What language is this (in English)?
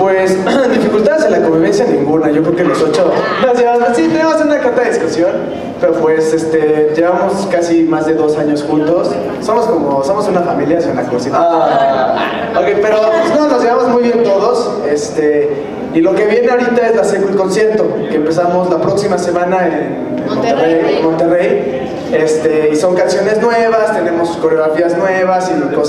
Spanish